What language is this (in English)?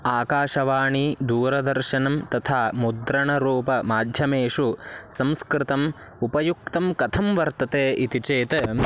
Sanskrit